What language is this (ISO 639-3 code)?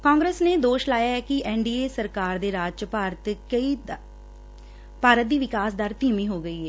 pan